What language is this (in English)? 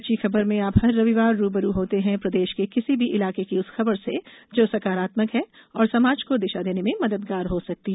Hindi